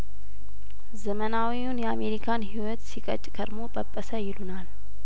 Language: Amharic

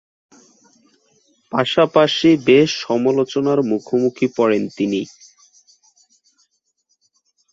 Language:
Bangla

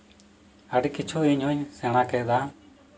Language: Santali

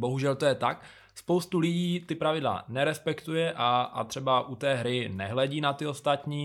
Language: Czech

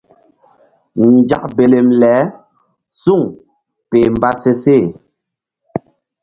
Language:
Mbum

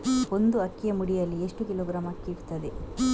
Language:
Kannada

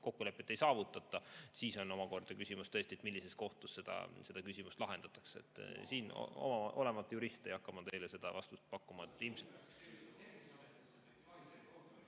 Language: Estonian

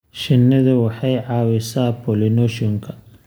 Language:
Somali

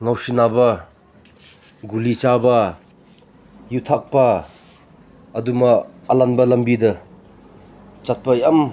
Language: Manipuri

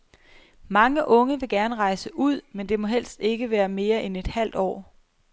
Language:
Danish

